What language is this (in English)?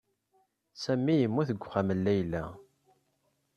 Kabyle